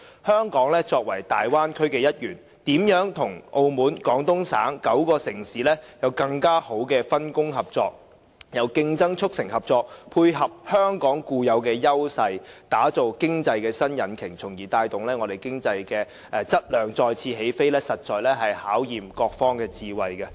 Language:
Cantonese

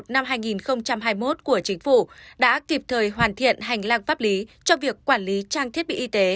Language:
Vietnamese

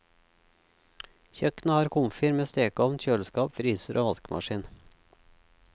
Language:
Norwegian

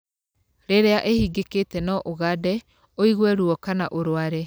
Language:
Kikuyu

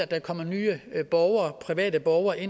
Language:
Danish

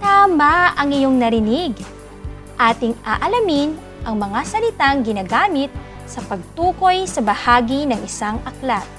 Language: Filipino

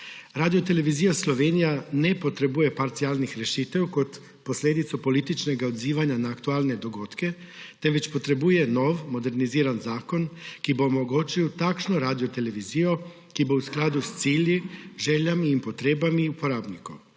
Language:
Slovenian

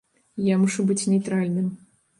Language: Belarusian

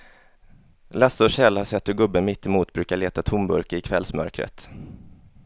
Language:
Swedish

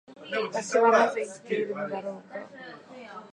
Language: Japanese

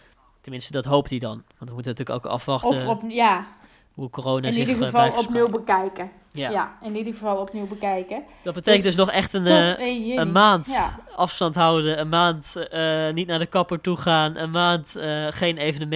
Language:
Dutch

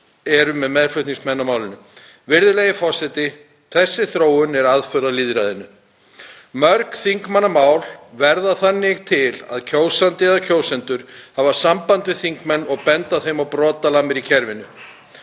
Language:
Icelandic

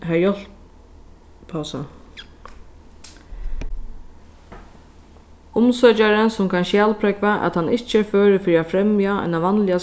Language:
Faroese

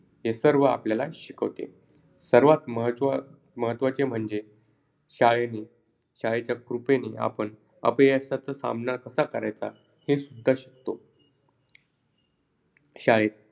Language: Marathi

